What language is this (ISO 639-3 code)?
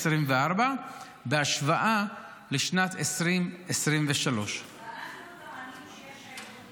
heb